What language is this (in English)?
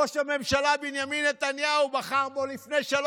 Hebrew